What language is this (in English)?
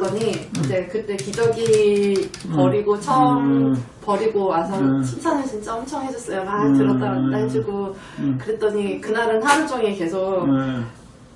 Korean